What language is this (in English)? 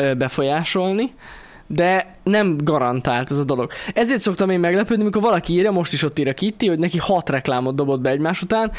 Hungarian